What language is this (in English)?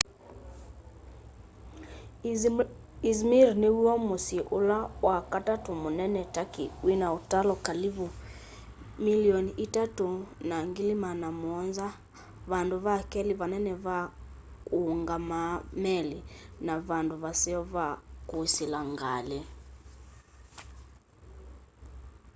Kamba